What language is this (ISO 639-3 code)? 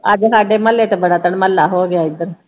pan